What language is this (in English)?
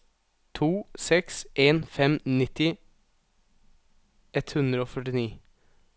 Norwegian